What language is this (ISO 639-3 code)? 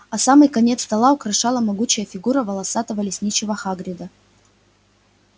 rus